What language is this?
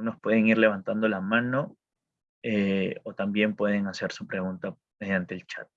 Spanish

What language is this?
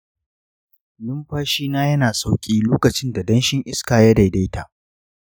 Hausa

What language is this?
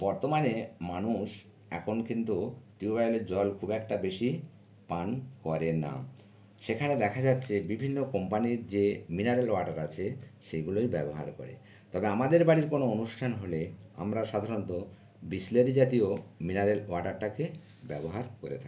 Bangla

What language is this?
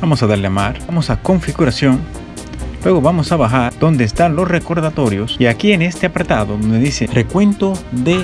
Spanish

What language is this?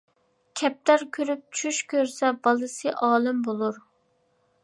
Uyghur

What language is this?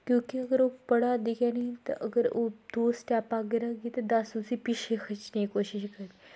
Dogri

